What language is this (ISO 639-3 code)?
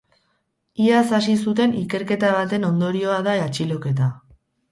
eus